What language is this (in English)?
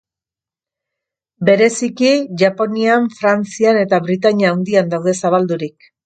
Basque